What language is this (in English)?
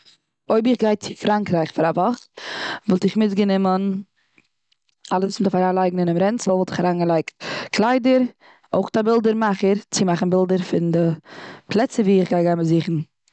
Yiddish